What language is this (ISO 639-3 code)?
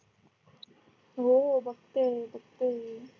mar